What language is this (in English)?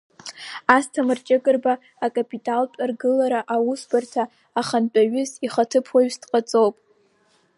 Abkhazian